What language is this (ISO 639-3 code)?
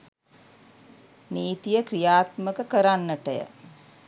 sin